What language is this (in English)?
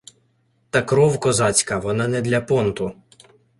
Ukrainian